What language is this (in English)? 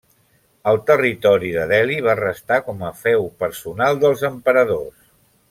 Catalan